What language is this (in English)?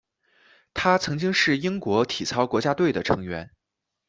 Chinese